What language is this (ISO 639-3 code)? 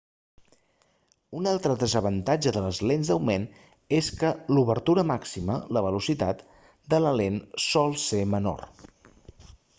cat